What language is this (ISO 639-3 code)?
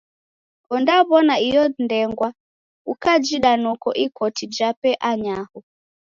dav